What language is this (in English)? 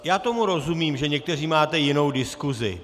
Czech